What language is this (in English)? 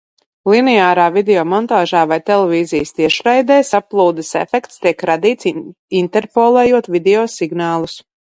Latvian